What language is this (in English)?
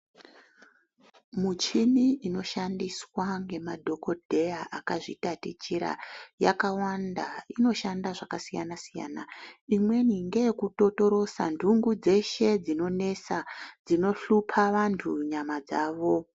Ndau